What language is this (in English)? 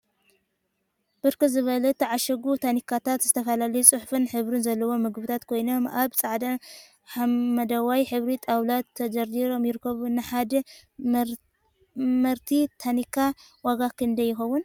Tigrinya